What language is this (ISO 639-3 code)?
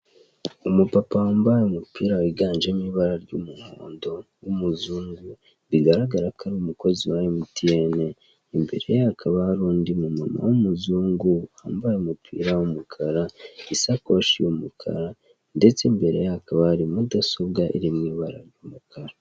kin